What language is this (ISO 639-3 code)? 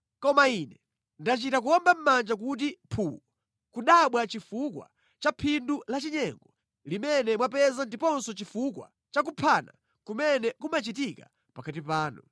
nya